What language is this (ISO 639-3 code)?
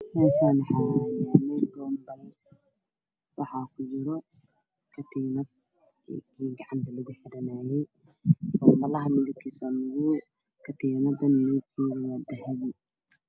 som